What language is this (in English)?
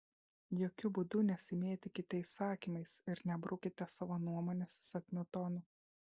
Lithuanian